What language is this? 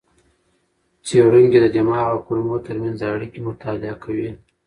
Pashto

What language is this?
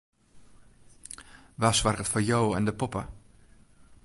Western Frisian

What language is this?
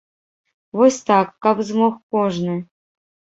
Belarusian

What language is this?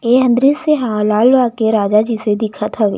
Chhattisgarhi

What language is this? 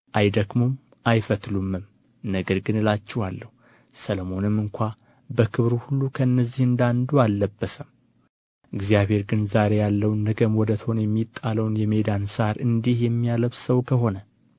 Amharic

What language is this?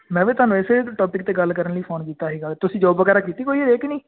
Punjabi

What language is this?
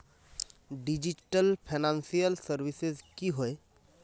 Magahi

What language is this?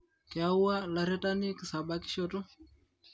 Masai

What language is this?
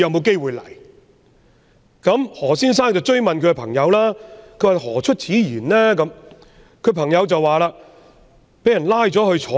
Cantonese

